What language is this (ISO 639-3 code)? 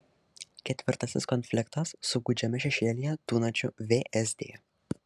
lit